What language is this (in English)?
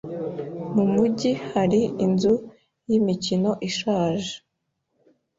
Kinyarwanda